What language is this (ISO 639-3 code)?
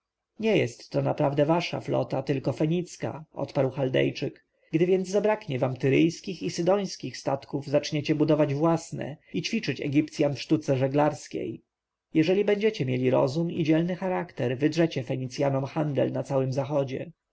pol